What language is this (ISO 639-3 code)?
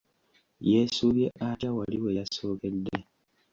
lug